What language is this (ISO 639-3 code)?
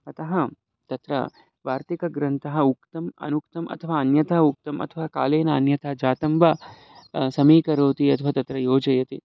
san